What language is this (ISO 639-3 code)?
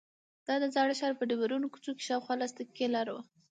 pus